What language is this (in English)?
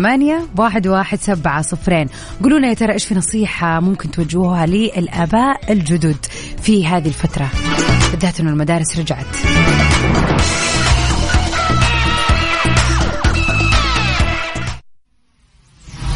Arabic